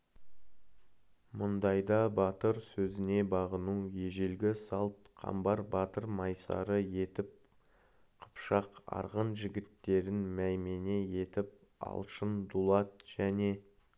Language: Kazakh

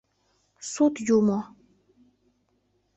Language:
Mari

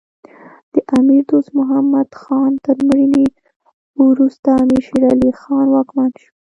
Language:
Pashto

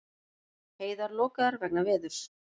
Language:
Icelandic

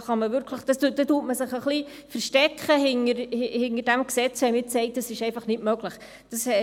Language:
Swiss German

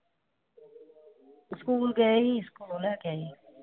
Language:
Punjabi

